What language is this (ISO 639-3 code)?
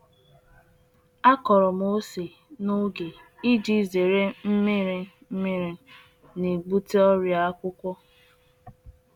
ibo